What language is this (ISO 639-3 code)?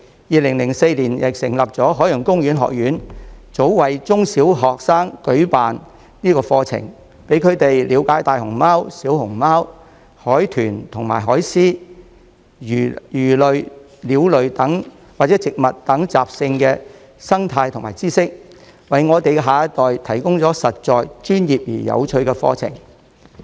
yue